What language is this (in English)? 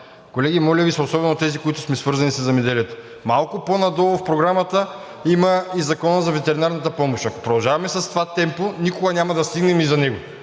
Bulgarian